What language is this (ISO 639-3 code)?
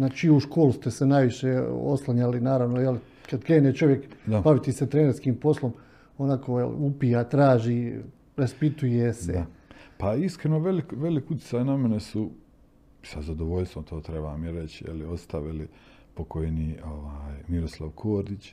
hrv